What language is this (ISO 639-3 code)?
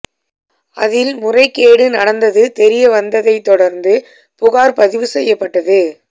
tam